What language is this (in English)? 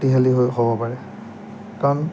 Assamese